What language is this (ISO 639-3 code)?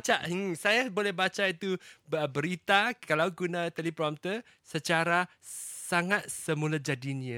msa